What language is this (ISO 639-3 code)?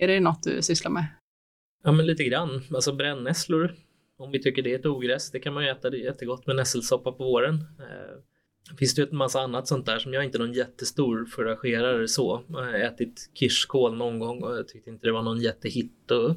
swe